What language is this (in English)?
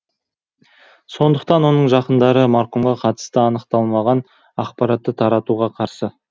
Kazakh